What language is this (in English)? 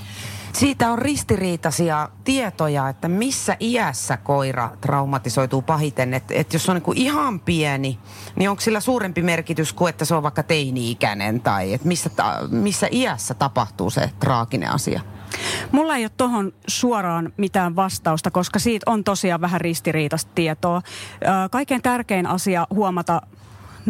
Finnish